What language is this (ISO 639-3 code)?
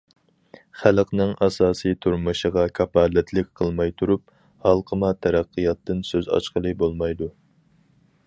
uig